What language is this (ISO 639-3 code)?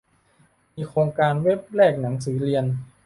tha